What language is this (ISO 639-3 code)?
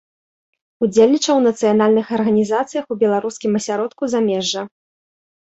bel